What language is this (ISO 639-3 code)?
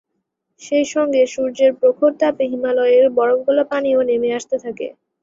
ben